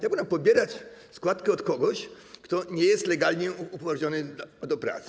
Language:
Polish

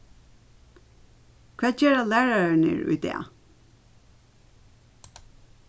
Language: Faroese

